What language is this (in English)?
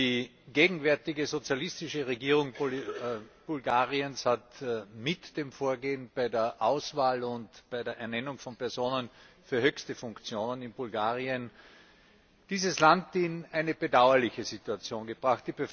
German